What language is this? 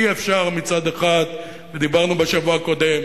Hebrew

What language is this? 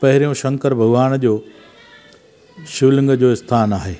Sindhi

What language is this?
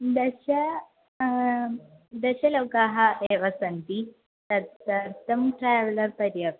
Sanskrit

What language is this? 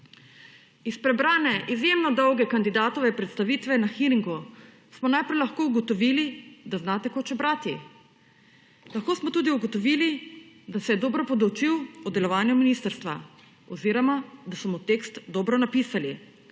Slovenian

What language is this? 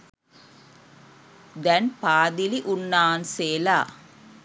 Sinhala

